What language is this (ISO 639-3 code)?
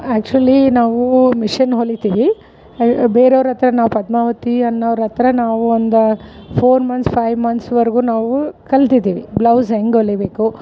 kan